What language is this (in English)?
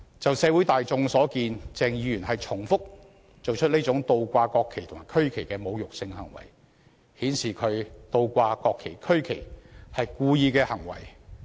Cantonese